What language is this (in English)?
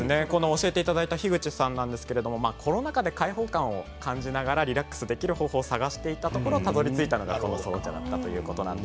Japanese